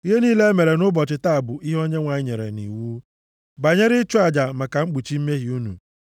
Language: Igbo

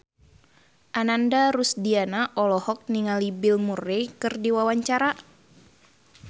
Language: Sundanese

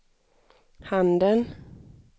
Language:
Swedish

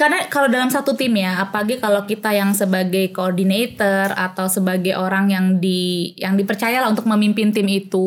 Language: Indonesian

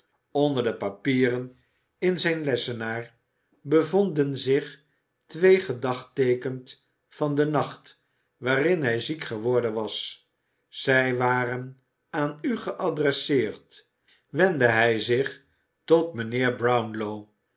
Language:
Dutch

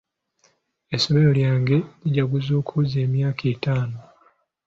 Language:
Ganda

